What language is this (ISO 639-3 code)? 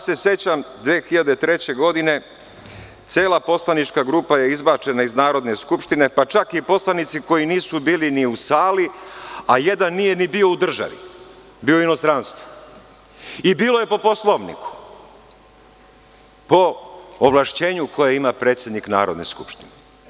srp